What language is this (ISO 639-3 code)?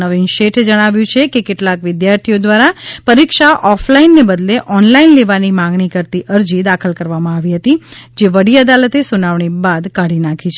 guj